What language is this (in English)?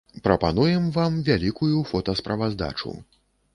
Belarusian